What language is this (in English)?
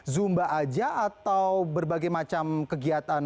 Indonesian